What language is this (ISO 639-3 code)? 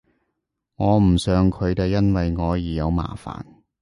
yue